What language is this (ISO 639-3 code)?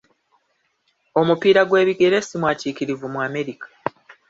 lug